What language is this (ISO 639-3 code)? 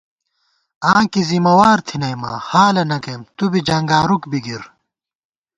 gwt